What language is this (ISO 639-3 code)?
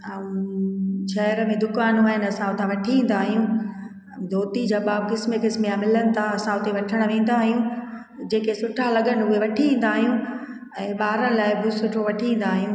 snd